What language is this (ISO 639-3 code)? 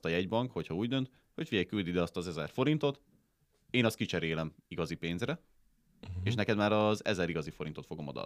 hun